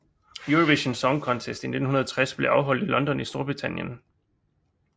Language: Danish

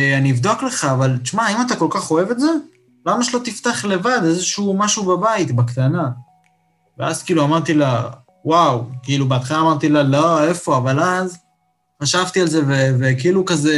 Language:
Hebrew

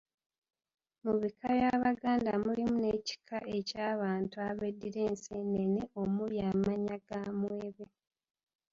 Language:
Ganda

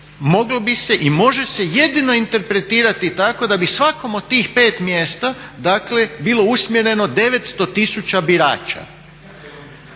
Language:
Croatian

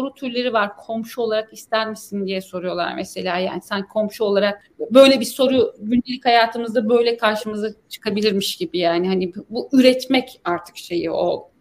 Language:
Turkish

